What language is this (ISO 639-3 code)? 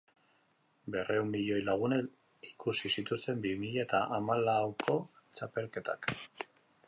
eus